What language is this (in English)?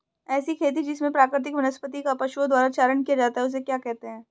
Hindi